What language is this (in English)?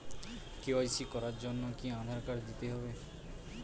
Bangla